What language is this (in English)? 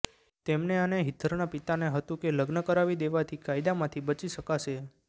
Gujarati